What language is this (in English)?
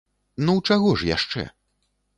Belarusian